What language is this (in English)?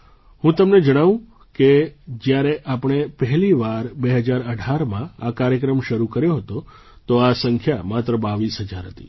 Gujarati